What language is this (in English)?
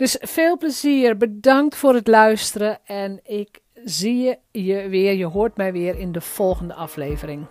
Dutch